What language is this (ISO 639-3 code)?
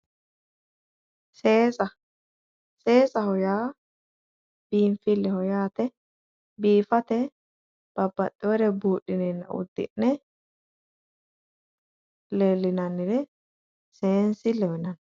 sid